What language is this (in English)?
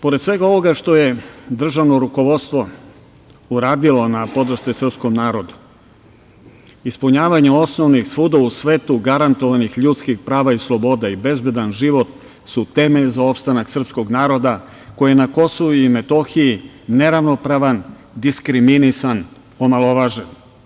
Serbian